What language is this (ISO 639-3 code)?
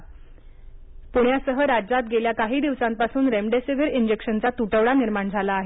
mar